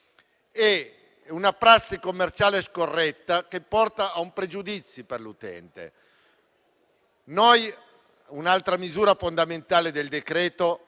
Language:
Italian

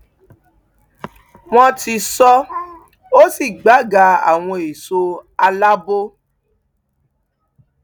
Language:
Yoruba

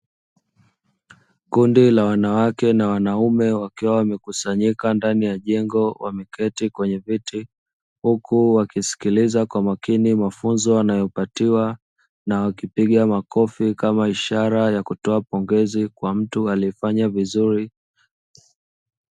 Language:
Swahili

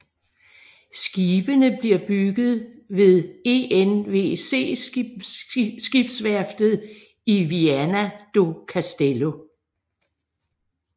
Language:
Danish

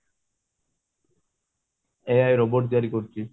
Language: Odia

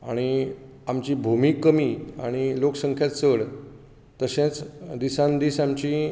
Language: Konkani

